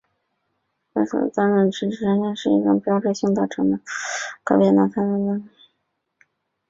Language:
Chinese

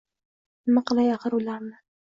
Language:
Uzbek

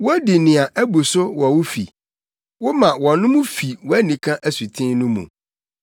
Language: Akan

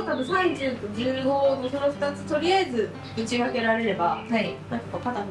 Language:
Japanese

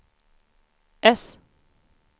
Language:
Swedish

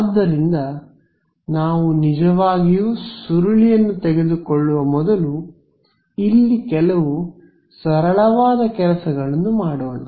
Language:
Kannada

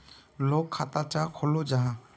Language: Magahi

